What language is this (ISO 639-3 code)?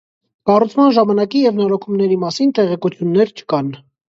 hye